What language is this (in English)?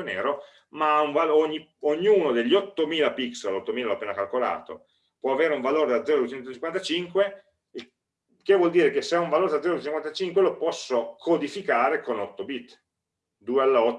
Italian